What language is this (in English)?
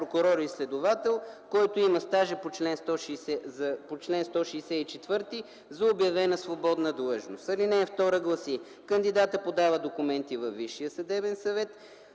Bulgarian